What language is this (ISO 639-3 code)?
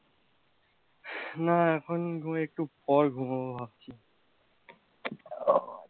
ben